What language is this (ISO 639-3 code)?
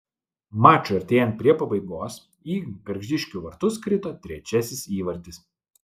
lit